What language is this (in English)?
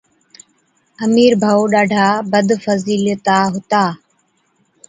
Od